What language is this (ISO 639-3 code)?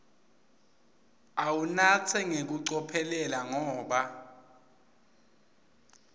ssw